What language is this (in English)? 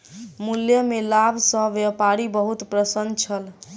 Maithili